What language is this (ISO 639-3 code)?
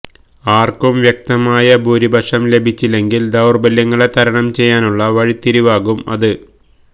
mal